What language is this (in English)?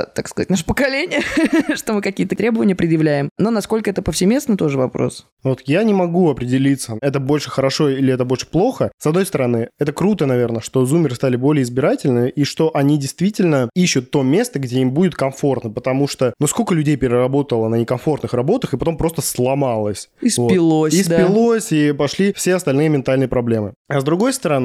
Russian